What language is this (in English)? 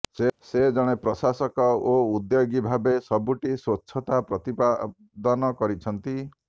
Odia